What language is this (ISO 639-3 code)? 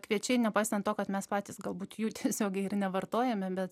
lit